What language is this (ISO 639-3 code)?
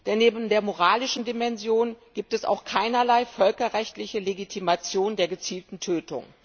deu